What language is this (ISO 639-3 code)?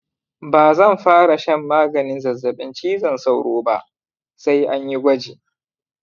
hau